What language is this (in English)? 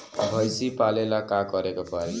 Bhojpuri